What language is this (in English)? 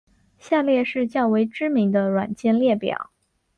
Chinese